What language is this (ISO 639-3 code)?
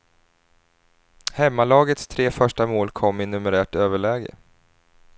swe